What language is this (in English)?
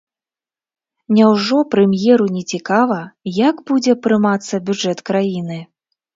Belarusian